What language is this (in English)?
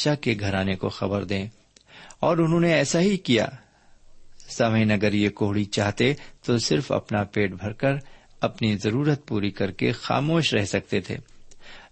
Urdu